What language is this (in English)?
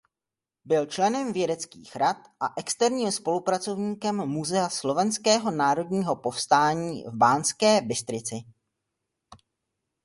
Czech